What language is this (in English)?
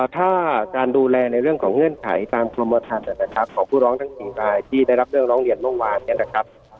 Thai